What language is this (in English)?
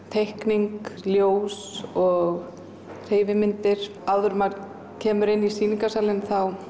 Icelandic